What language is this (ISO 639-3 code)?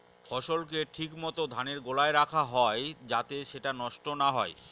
ben